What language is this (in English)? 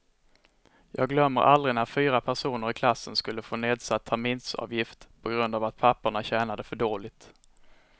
Swedish